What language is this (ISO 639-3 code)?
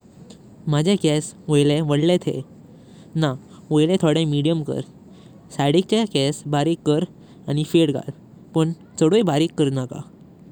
kok